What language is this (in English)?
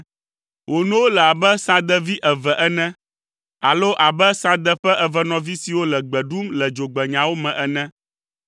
Ewe